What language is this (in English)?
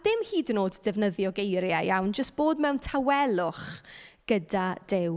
Welsh